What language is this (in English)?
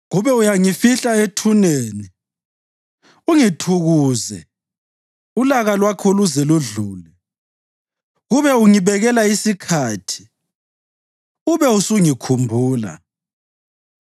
North Ndebele